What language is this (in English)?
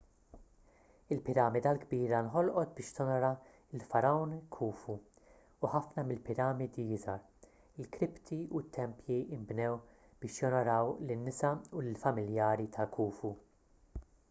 Maltese